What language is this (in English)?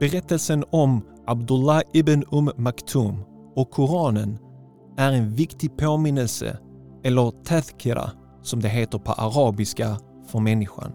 Swedish